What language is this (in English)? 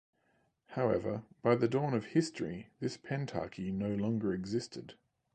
English